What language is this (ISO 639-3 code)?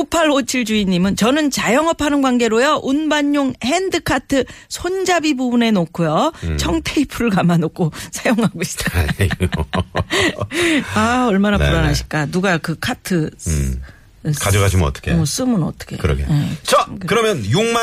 kor